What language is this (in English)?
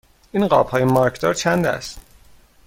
Persian